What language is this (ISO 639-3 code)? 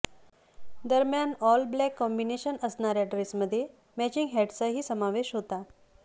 mar